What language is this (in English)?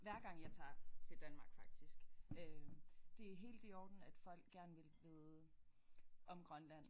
Danish